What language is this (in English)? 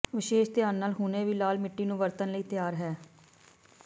Punjabi